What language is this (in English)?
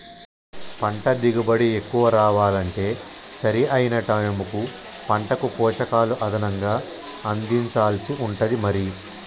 Telugu